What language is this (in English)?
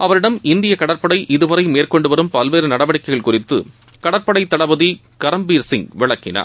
Tamil